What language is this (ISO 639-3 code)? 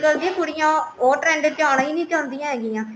pan